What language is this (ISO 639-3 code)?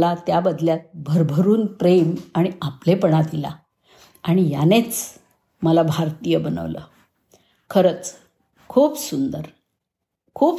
mar